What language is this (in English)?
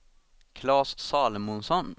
Swedish